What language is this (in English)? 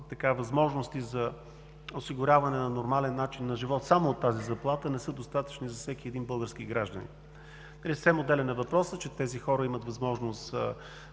Bulgarian